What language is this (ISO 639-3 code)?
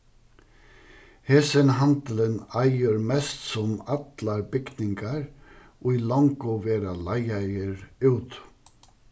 fao